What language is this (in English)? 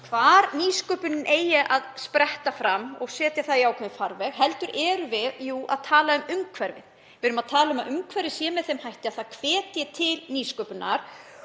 Icelandic